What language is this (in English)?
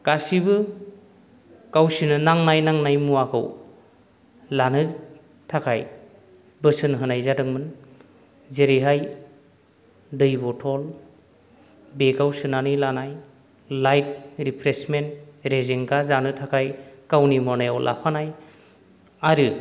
Bodo